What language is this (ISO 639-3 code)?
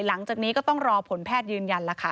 tha